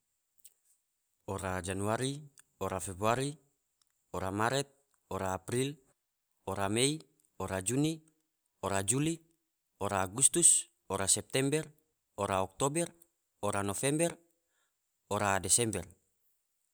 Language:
Tidore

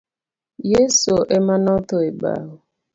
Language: Luo (Kenya and Tanzania)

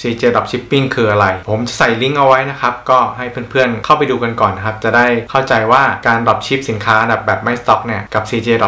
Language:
Thai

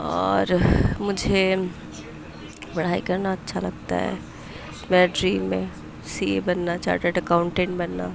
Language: Urdu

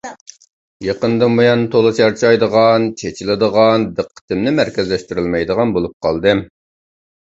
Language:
Uyghur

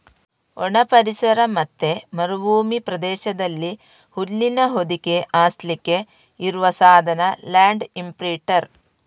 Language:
Kannada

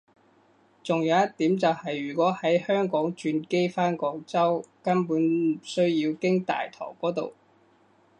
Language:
Cantonese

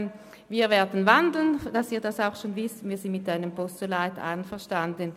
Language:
Swiss German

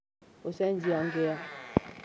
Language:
Kikuyu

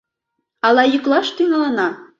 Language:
Mari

